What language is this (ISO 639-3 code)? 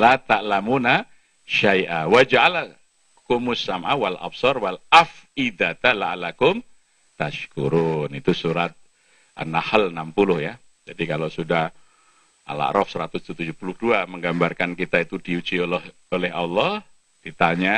ind